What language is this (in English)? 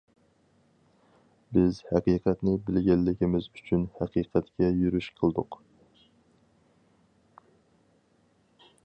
Uyghur